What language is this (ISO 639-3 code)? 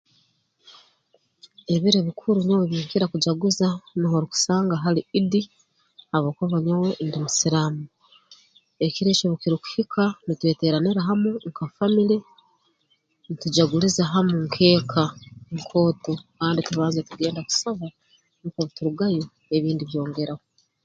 ttj